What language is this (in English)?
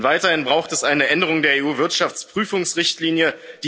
German